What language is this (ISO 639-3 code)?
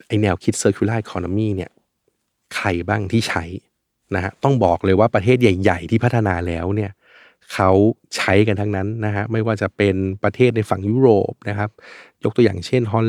tha